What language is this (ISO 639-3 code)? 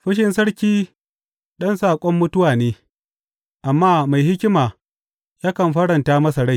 hau